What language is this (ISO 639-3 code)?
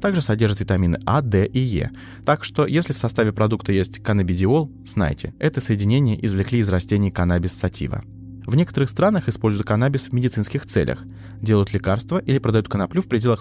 rus